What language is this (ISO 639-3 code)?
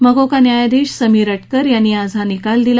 mar